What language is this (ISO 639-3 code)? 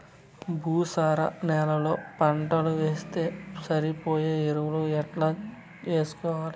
tel